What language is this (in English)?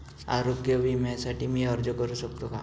Marathi